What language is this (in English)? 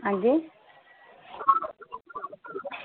Dogri